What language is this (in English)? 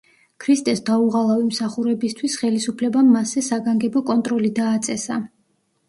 Georgian